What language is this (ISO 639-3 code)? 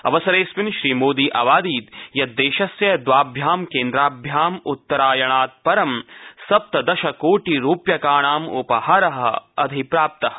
san